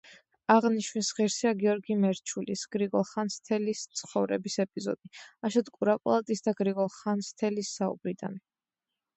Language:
Georgian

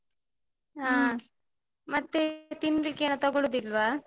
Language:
Kannada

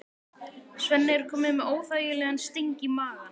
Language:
Icelandic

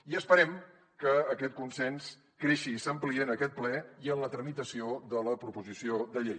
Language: Catalan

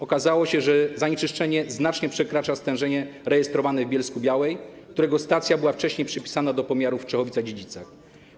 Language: Polish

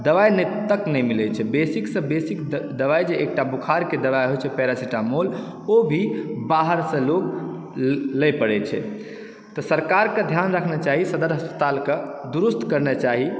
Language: Maithili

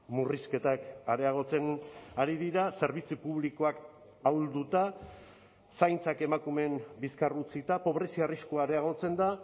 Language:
Basque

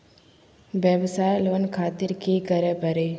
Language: Magahi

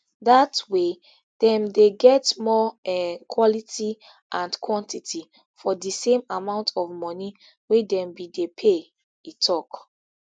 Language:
Nigerian Pidgin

